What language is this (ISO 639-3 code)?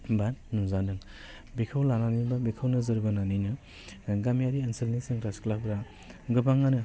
brx